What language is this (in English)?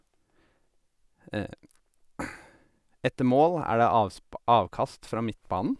Norwegian